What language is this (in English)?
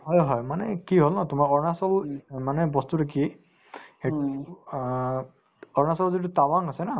Assamese